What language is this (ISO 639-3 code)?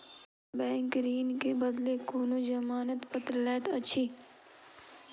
mai